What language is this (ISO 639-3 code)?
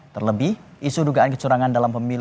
ind